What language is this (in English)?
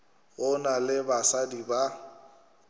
Northern Sotho